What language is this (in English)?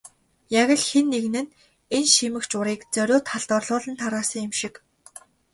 Mongolian